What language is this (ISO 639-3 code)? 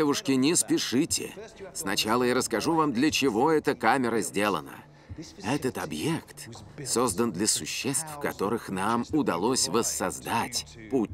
rus